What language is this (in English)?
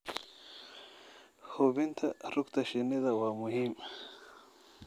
Somali